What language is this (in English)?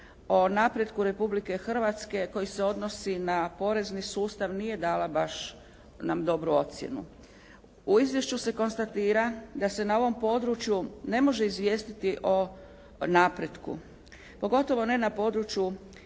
Croatian